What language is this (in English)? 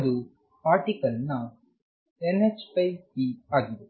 Kannada